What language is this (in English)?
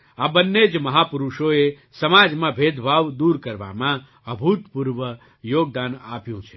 Gujarati